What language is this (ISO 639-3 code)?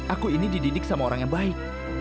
ind